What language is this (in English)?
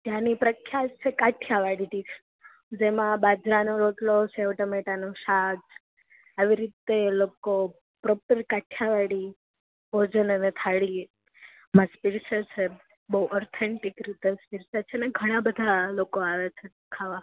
Gujarati